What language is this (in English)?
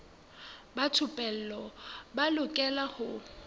Southern Sotho